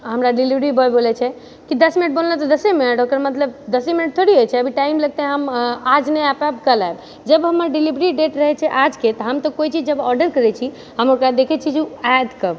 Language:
Maithili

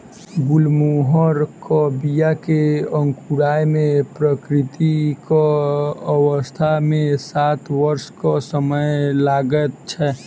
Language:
Maithili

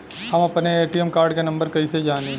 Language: Bhojpuri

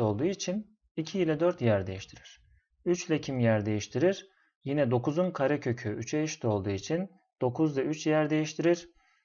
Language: Turkish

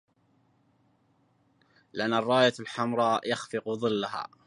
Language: Arabic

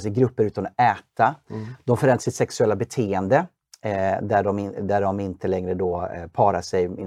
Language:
Swedish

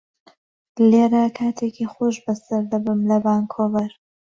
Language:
Central Kurdish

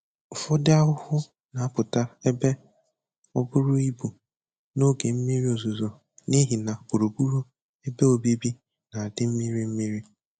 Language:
Igbo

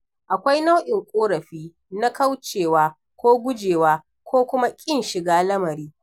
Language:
Hausa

